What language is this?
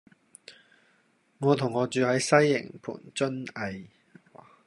Cantonese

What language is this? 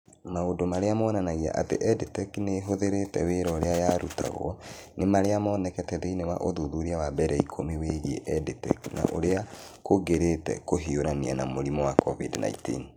Kikuyu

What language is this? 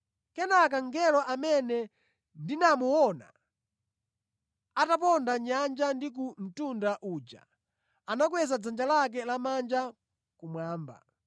Nyanja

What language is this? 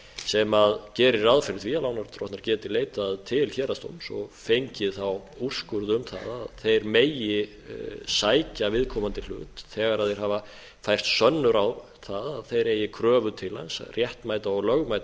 Icelandic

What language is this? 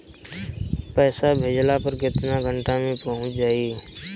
Bhojpuri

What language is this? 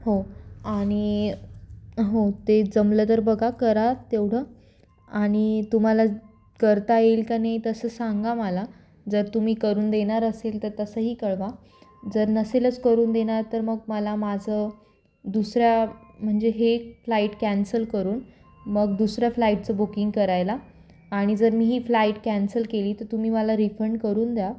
Marathi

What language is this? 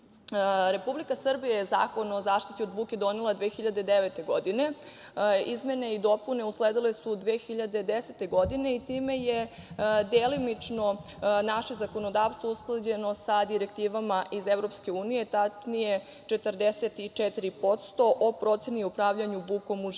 Serbian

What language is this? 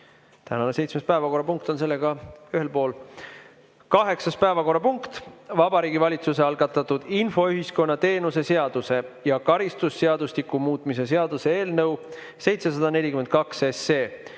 Estonian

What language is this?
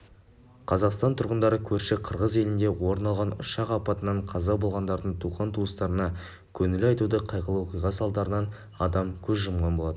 Kazakh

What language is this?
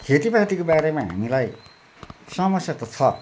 Nepali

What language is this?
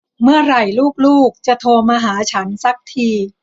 Thai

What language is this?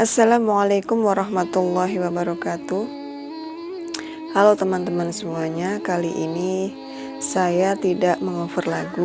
Indonesian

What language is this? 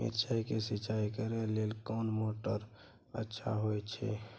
Maithili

